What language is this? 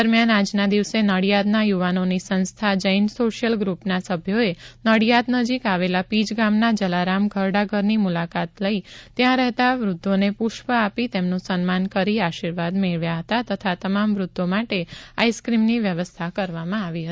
Gujarati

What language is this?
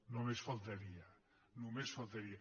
Catalan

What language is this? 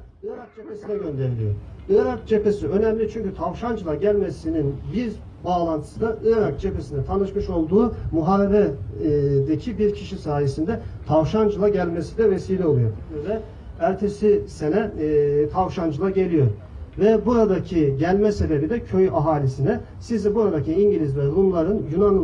Turkish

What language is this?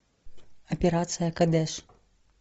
Russian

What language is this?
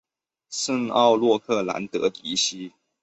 Chinese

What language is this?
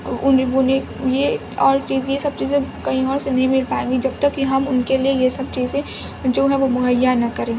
Urdu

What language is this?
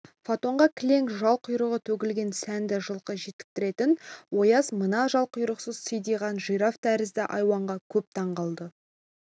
Kazakh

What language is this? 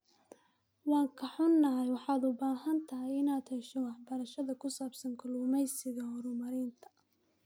Somali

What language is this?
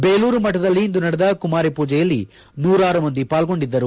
Kannada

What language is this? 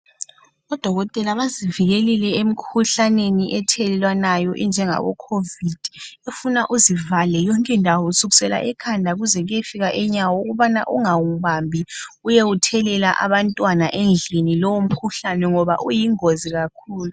North Ndebele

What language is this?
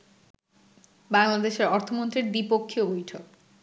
Bangla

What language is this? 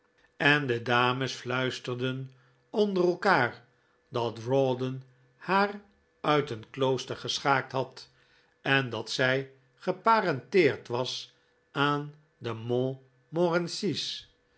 Dutch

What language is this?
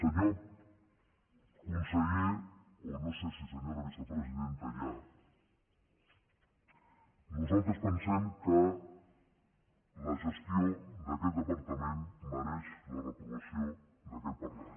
Catalan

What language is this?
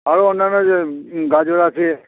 Bangla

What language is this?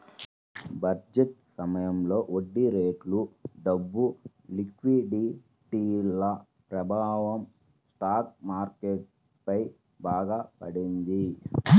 Telugu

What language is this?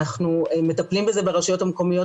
Hebrew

